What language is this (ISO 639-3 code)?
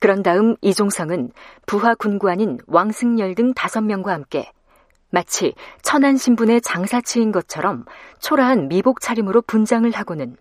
kor